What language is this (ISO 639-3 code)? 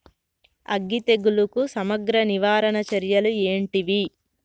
tel